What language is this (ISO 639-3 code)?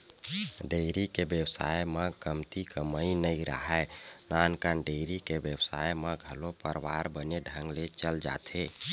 hne